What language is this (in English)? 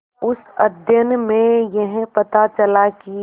Hindi